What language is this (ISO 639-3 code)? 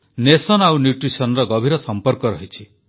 ori